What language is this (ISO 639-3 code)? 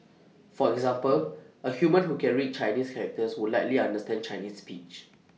eng